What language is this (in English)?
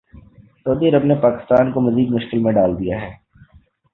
Urdu